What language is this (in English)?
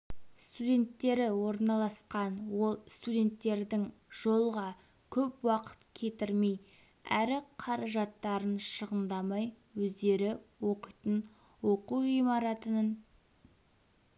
Kazakh